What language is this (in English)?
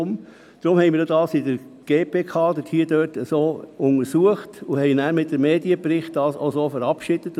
Swiss German